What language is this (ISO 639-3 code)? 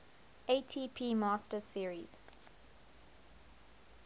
eng